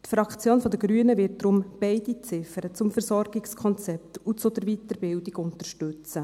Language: Swiss German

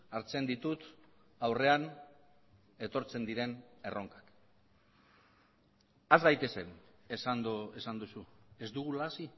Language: Basque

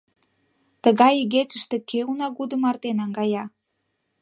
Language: Mari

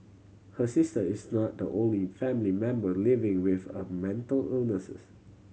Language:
English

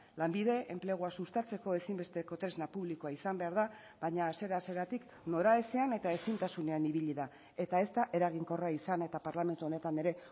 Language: Basque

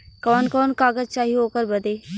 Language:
Bhojpuri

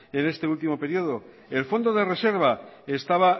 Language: Spanish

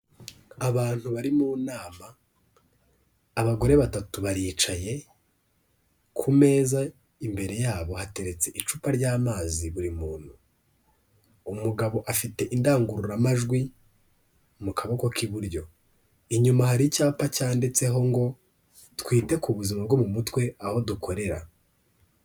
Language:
Kinyarwanda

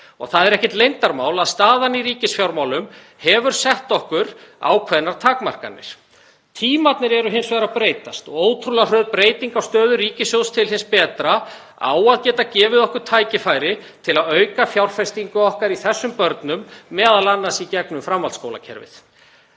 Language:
Icelandic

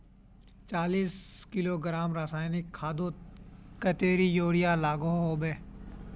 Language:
Magahi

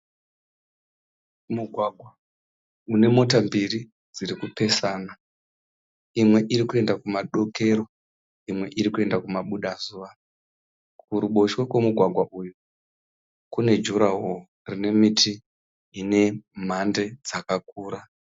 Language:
Shona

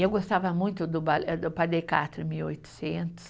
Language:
Portuguese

